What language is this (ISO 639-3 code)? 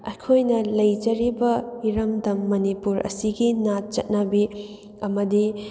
mni